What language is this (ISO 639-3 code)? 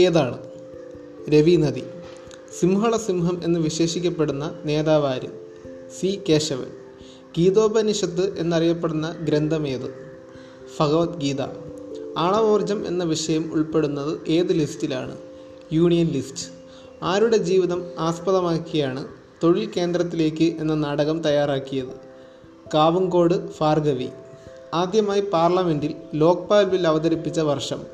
mal